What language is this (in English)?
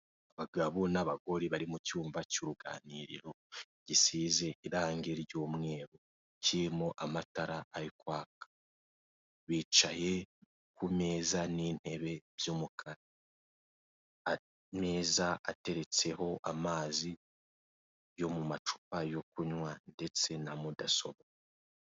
Kinyarwanda